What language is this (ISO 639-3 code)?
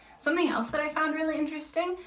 eng